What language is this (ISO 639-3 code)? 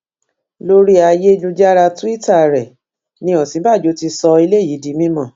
yor